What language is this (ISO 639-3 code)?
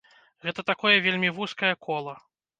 bel